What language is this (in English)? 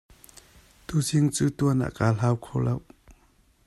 Hakha Chin